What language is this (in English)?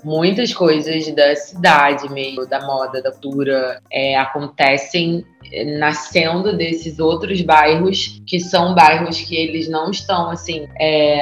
Portuguese